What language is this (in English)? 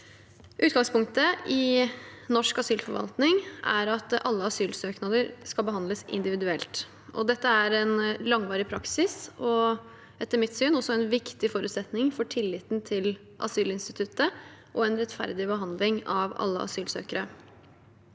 Norwegian